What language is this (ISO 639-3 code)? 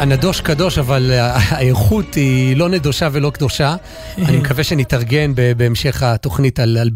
heb